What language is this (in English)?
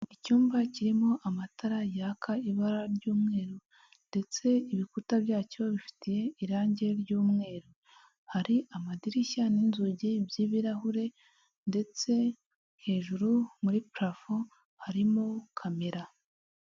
Kinyarwanda